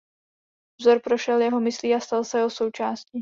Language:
Czech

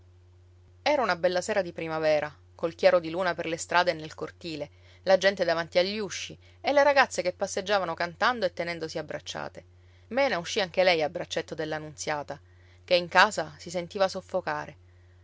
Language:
Italian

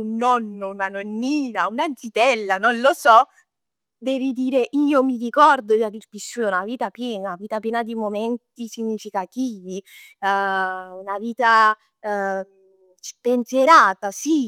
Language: Neapolitan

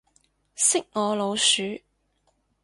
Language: Cantonese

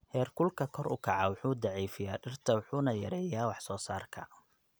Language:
Somali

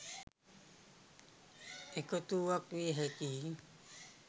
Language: Sinhala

